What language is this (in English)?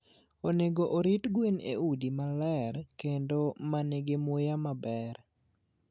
Luo (Kenya and Tanzania)